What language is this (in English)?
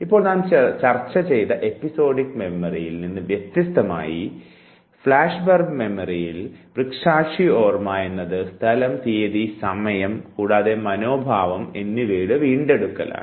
Malayalam